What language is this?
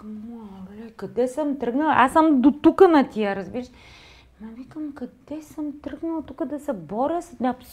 Bulgarian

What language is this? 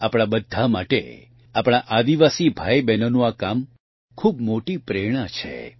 Gujarati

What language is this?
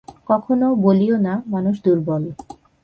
Bangla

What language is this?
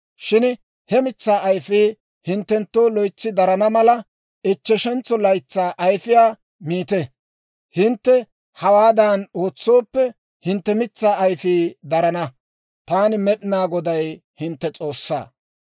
Dawro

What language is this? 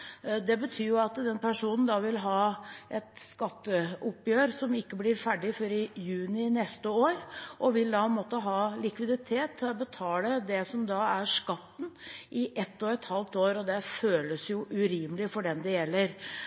Norwegian Bokmål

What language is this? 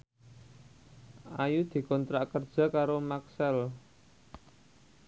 Javanese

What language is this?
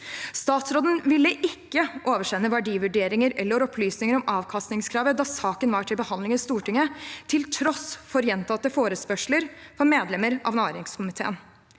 Norwegian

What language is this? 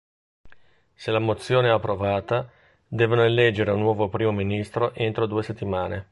Italian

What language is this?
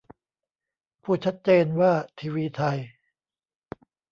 Thai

